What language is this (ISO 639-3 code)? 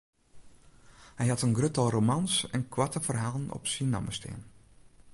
fry